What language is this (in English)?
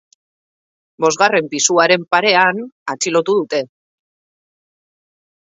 Basque